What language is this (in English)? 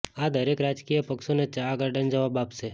Gujarati